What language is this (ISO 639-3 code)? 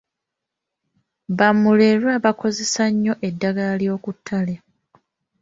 lug